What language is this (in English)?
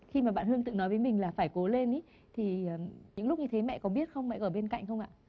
Vietnamese